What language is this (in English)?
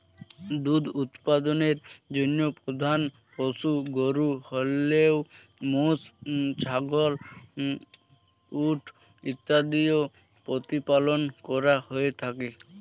Bangla